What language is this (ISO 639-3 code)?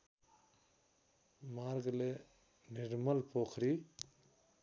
nep